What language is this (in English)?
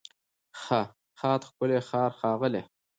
Pashto